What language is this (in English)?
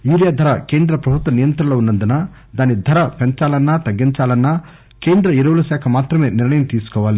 Telugu